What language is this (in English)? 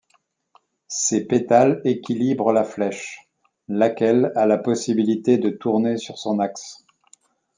French